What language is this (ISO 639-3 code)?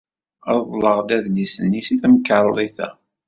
kab